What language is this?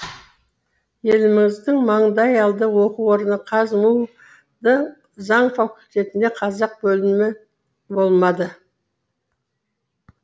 Kazakh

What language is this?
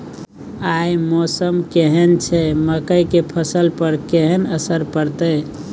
Maithili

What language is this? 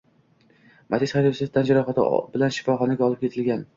Uzbek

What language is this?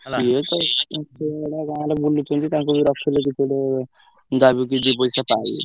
Odia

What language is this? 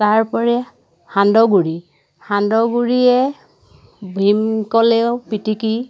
Assamese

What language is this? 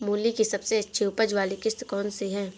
Hindi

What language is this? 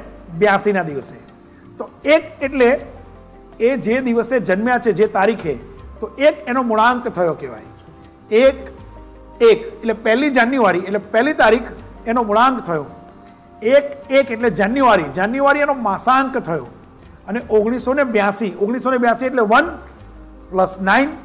Hindi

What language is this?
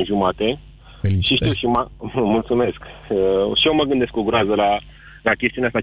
Romanian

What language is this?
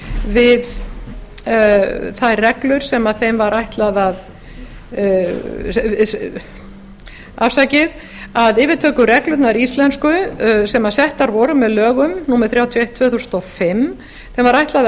Icelandic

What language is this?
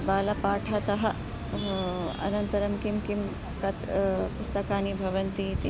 Sanskrit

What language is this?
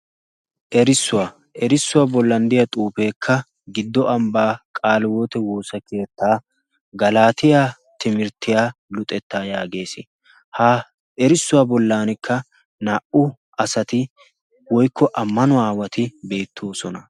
Wolaytta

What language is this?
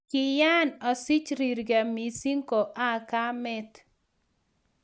Kalenjin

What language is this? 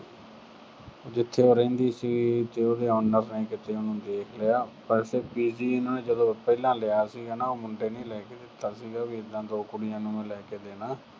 Punjabi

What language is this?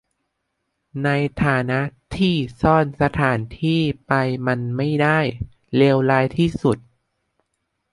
Thai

